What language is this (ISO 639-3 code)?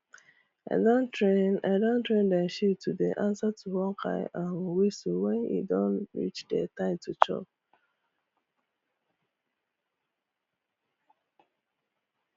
pcm